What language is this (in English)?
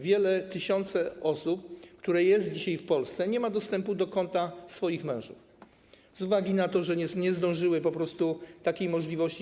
Polish